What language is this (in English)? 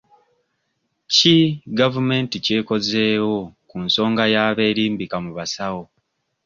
Ganda